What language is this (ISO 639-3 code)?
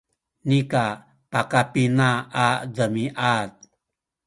szy